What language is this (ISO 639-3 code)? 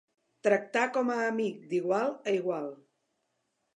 cat